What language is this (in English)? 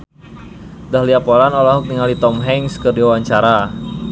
Sundanese